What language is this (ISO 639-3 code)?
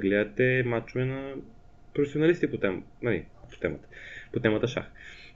bul